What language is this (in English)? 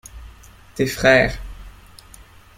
French